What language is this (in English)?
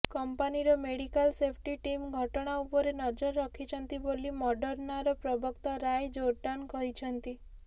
Odia